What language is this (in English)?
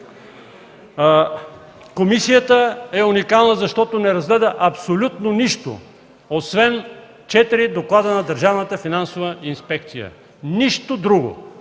Bulgarian